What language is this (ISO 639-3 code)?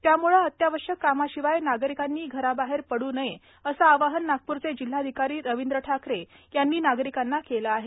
mar